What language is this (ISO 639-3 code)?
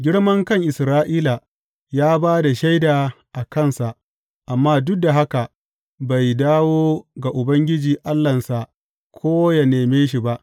hau